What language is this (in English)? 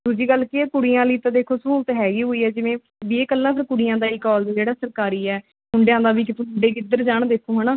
Punjabi